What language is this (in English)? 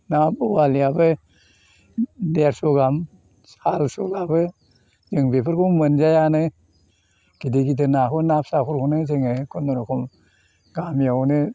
Bodo